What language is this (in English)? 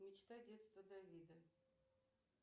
Russian